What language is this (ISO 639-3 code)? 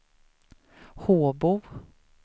swe